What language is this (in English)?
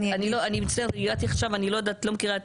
Hebrew